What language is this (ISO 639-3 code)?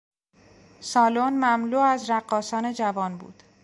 fas